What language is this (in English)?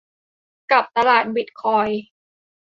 Thai